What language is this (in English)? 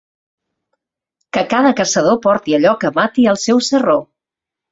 Catalan